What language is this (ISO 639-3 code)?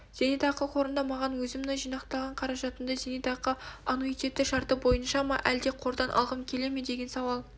kaz